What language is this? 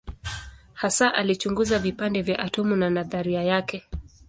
Swahili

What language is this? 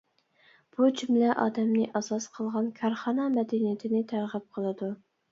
Uyghur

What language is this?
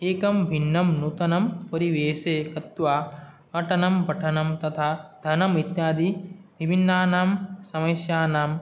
Sanskrit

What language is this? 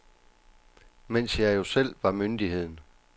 Danish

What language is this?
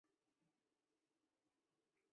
Chinese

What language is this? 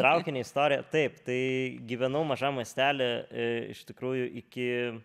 Lithuanian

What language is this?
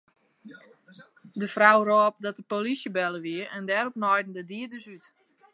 Western Frisian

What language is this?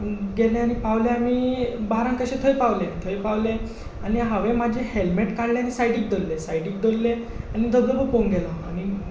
Konkani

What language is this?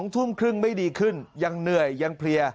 Thai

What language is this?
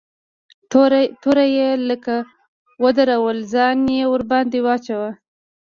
Pashto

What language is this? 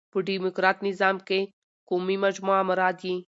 Pashto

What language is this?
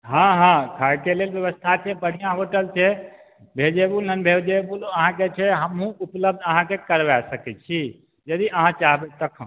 Maithili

